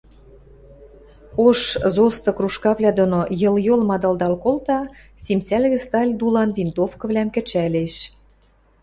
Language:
Western Mari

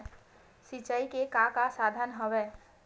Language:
Chhattisgarhi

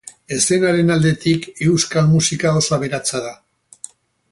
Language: Basque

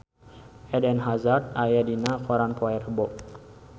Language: Sundanese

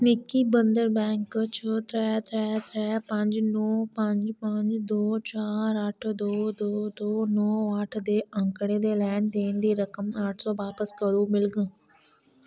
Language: Dogri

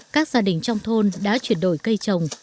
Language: Vietnamese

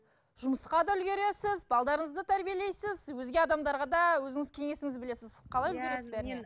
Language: Kazakh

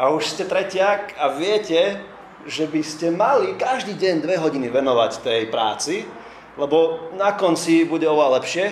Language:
Slovak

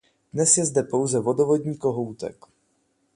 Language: Czech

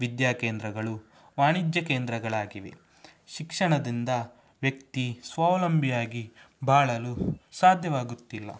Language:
Kannada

